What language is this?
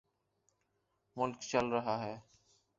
Urdu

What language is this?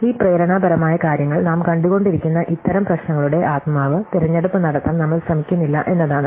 Malayalam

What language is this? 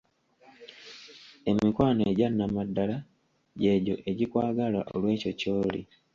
Ganda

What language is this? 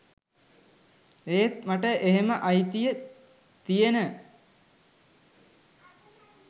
Sinhala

